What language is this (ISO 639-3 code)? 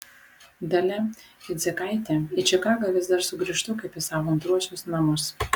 lit